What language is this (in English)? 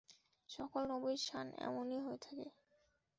Bangla